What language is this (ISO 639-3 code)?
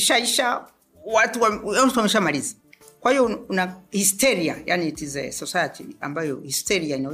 swa